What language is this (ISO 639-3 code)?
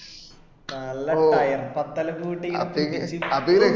mal